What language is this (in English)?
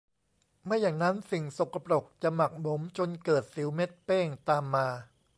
Thai